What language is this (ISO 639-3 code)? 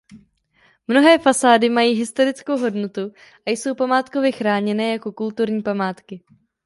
ces